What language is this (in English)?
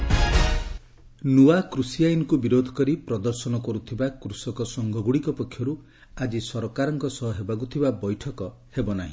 Odia